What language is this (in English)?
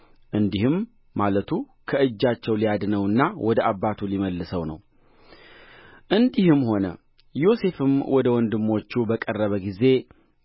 Amharic